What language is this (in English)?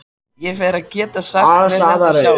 Icelandic